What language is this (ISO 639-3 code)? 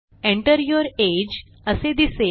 mar